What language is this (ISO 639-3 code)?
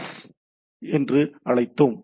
tam